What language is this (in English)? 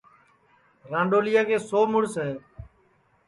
Sansi